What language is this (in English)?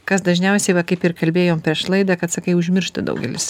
Lithuanian